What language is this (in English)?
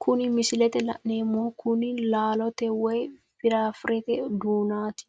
Sidamo